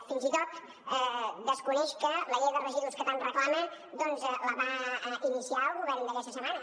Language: Catalan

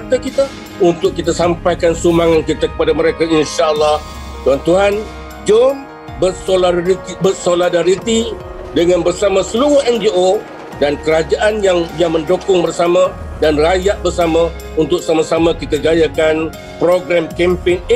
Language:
Malay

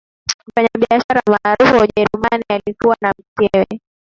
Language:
Swahili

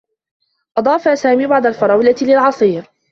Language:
Arabic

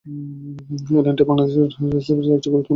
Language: Bangla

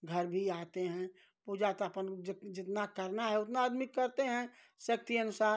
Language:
Hindi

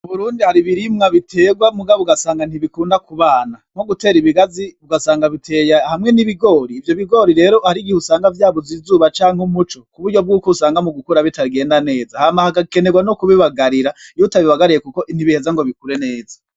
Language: Rundi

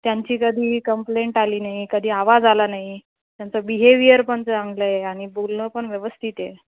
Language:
Marathi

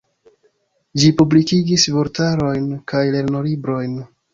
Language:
Esperanto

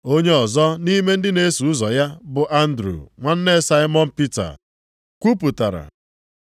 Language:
Igbo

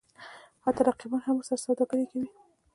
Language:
Pashto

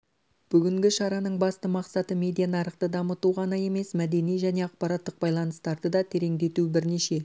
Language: Kazakh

